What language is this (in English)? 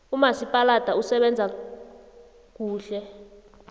South Ndebele